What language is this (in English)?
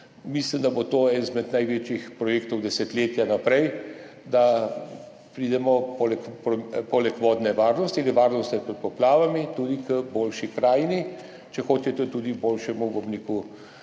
Slovenian